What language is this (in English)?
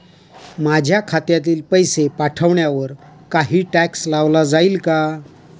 Marathi